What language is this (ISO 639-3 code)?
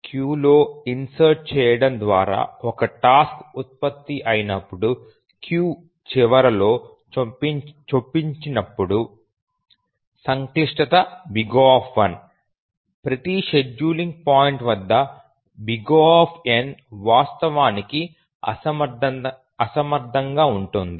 tel